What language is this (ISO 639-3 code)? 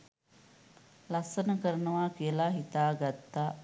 sin